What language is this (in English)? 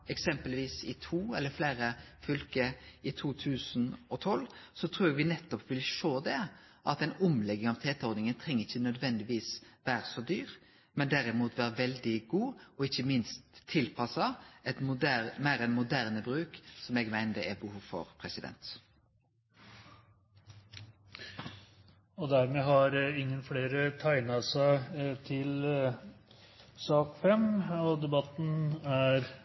Norwegian